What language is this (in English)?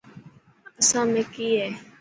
Dhatki